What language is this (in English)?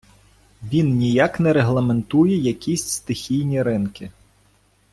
Ukrainian